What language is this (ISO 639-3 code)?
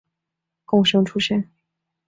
zho